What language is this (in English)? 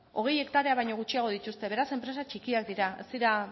Basque